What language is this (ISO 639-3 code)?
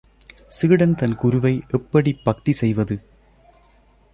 tam